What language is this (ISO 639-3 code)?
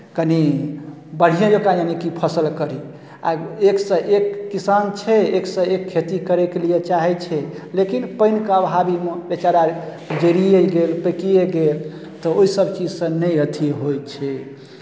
mai